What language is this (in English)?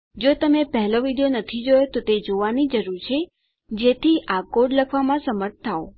Gujarati